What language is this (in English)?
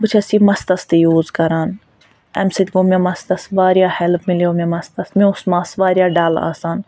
Kashmiri